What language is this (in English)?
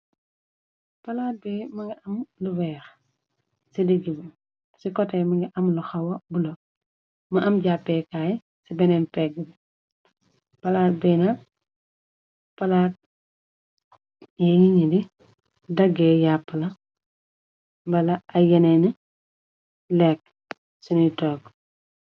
Wolof